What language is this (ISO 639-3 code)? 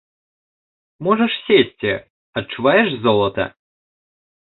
bel